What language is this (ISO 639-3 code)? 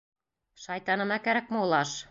bak